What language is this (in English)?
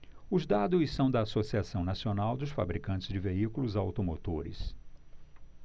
Portuguese